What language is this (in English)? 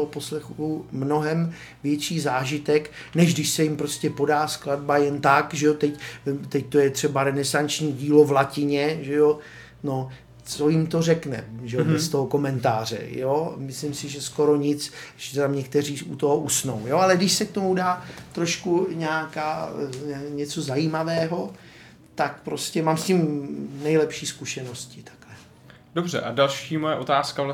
Czech